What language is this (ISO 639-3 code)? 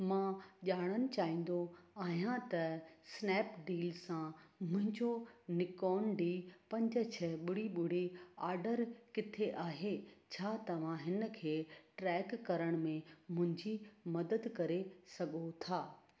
snd